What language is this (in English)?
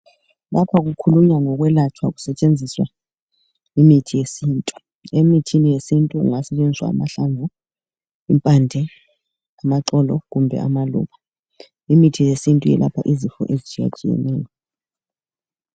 North Ndebele